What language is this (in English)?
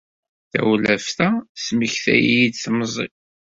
Kabyle